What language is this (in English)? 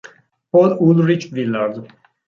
Italian